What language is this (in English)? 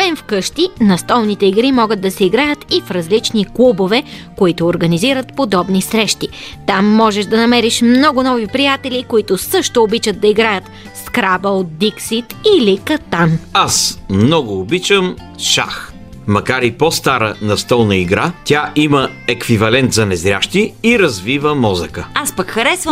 Bulgarian